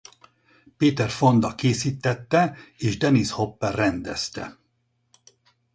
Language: Hungarian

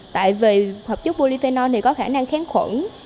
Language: Vietnamese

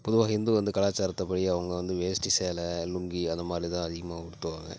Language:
Tamil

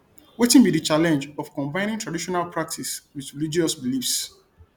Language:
Nigerian Pidgin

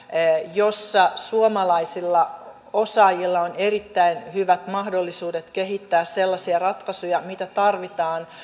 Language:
Finnish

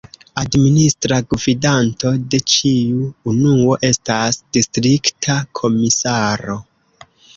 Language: Esperanto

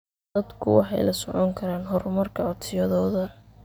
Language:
Somali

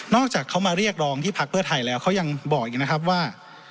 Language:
Thai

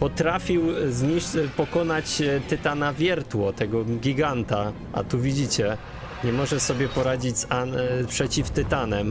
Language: Polish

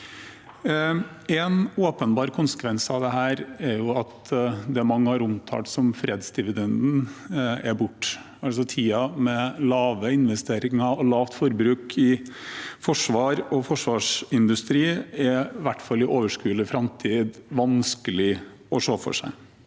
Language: Norwegian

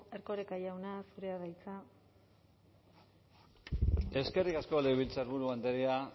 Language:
Basque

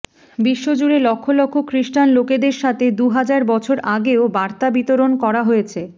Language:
Bangla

